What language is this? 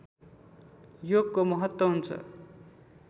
Nepali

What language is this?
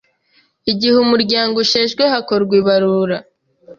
Kinyarwanda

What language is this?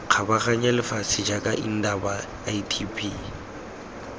Tswana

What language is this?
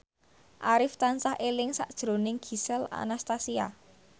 Javanese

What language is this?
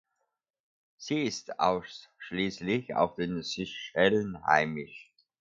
German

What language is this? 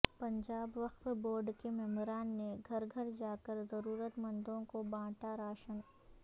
Urdu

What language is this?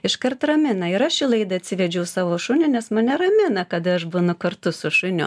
Lithuanian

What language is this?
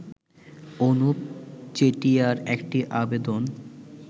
Bangla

